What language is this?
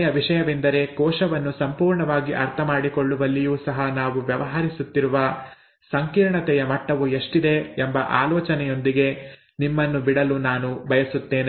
Kannada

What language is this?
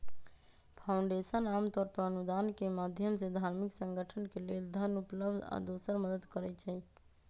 Magahi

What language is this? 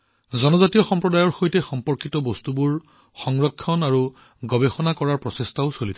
Assamese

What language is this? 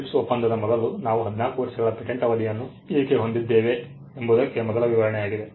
Kannada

